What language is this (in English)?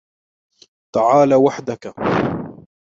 Arabic